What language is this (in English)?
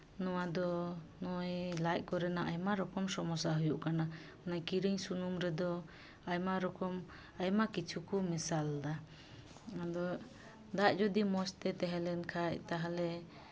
Santali